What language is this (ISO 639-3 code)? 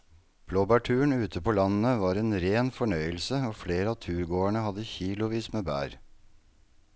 nor